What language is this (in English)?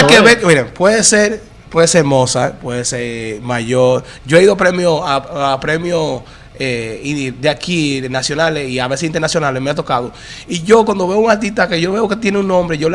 Spanish